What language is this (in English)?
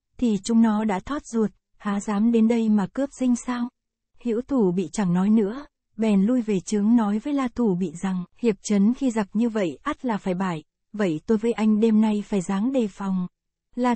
Vietnamese